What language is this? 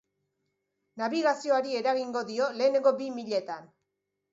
Basque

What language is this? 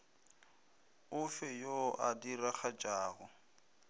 Northern Sotho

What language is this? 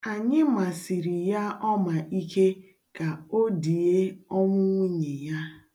Igbo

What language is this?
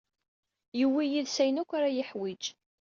Kabyle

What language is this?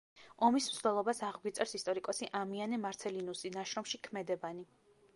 Georgian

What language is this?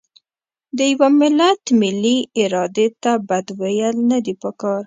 Pashto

